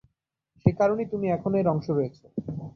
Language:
Bangla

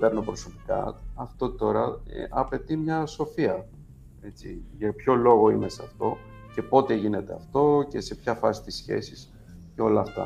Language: Greek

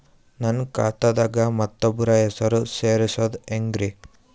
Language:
Kannada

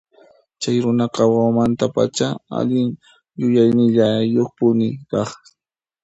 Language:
Puno Quechua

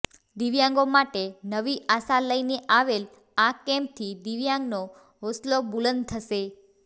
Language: Gujarati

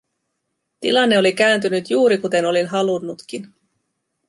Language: Finnish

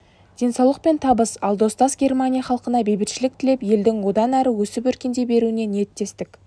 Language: Kazakh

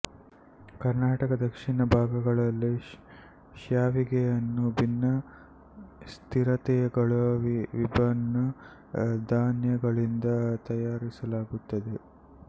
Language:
Kannada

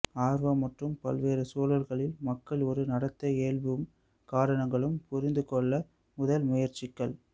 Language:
Tamil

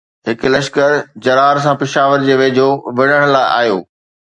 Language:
Sindhi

